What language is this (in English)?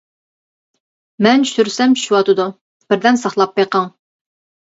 Uyghur